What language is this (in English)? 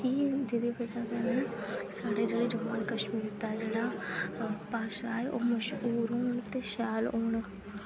Dogri